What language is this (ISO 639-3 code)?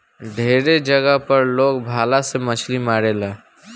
bho